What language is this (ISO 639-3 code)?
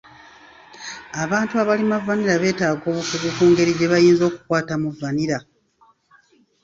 lug